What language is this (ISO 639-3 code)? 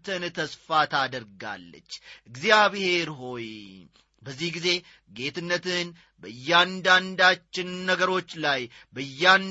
amh